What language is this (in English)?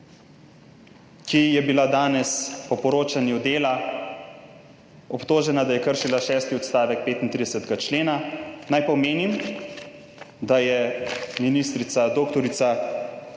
Slovenian